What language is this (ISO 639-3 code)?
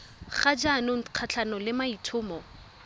tsn